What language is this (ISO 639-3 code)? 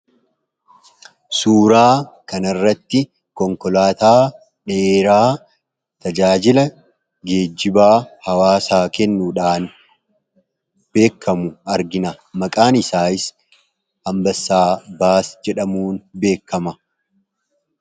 orm